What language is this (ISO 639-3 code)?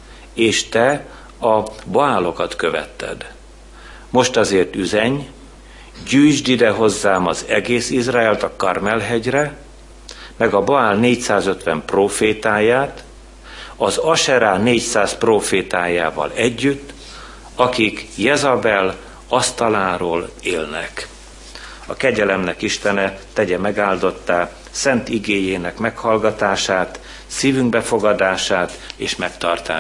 hun